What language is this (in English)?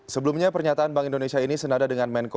Indonesian